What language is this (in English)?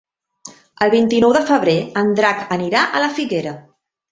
Catalan